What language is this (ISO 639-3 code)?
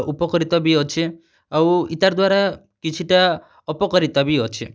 ori